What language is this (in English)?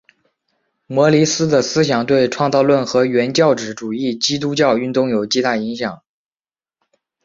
Chinese